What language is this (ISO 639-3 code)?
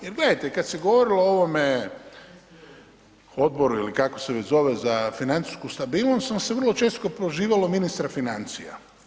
hrv